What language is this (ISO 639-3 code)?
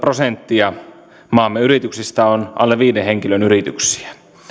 fin